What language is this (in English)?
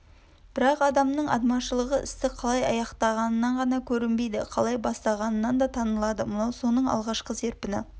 Kazakh